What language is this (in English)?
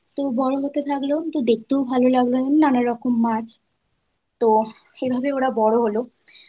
Bangla